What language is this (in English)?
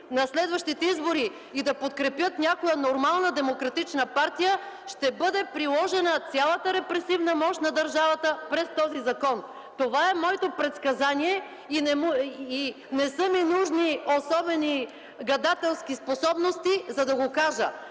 Bulgarian